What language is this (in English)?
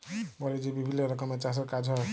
Bangla